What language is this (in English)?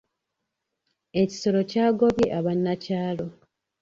Ganda